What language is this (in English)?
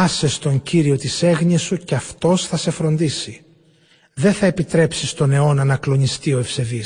Greek